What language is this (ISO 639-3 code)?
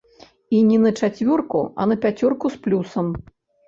bel